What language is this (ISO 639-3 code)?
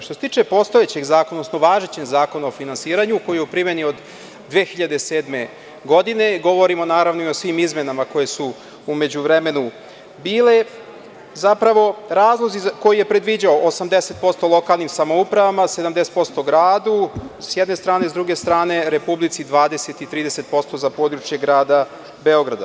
srp